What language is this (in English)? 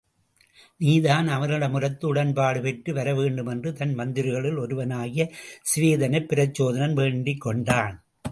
Tamil